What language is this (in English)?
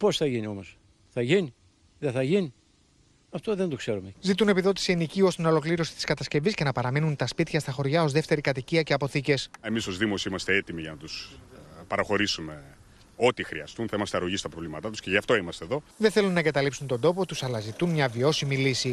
Greek